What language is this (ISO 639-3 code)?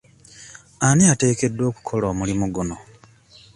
lug